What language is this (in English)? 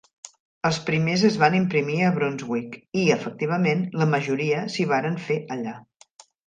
Catalan